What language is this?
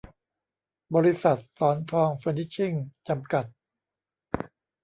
Thai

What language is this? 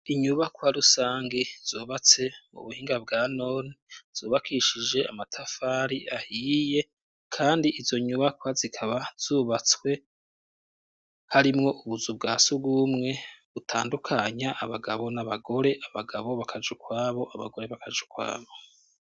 Rundi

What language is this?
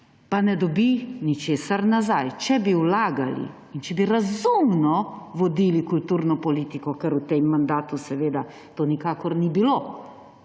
Slovenian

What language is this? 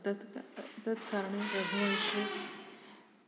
Sanskrit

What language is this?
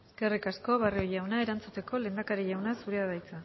Basque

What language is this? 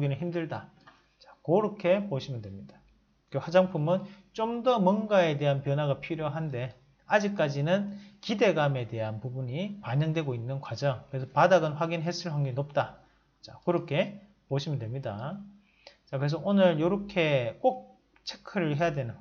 Korean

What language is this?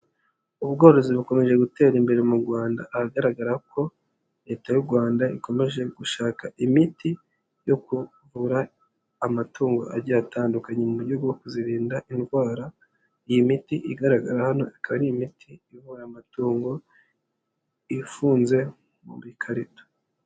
Kinyarwanda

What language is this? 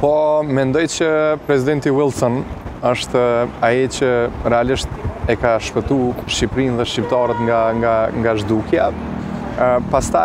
Romanian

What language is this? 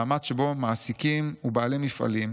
Hebrew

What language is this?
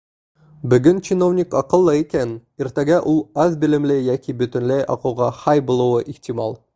Bashkir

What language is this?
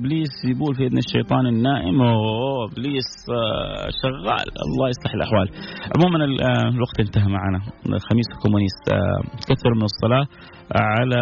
Arabic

